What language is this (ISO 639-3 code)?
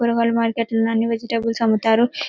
tel